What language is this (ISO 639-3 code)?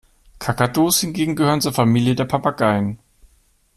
deu